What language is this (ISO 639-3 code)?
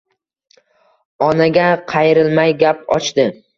uzb